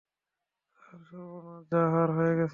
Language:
Bangla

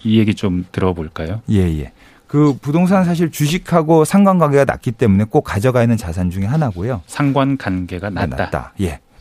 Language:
Korean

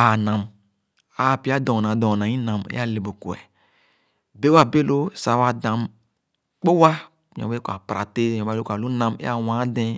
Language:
Khana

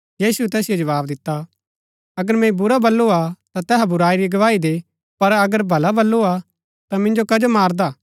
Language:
Gaddi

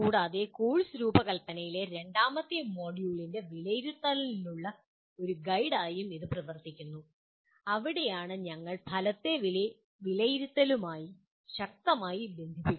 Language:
Malayalam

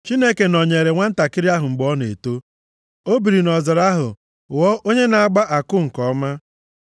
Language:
Igbo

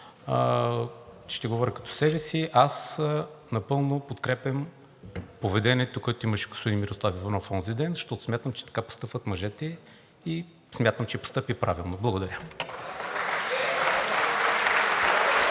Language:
Bulgarian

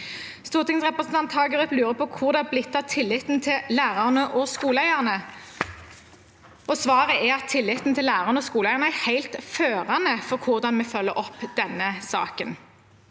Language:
Norwegian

